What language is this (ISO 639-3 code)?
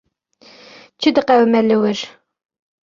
kur